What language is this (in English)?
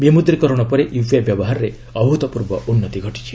Odia